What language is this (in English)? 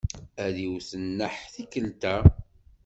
Kabyle